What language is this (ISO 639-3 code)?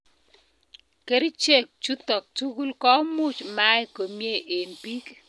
kln